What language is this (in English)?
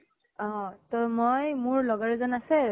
Assamese